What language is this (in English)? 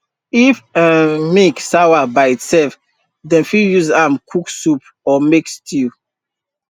Nigerian Pidgin